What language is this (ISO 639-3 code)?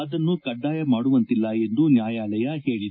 kan